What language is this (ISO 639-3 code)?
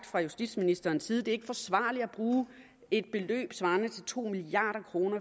dan